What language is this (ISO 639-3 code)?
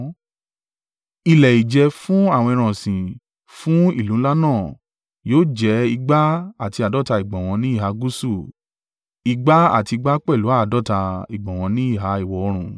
yor